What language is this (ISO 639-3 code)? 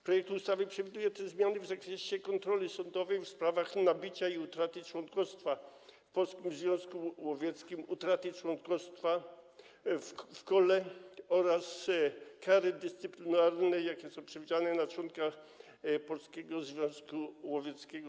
pol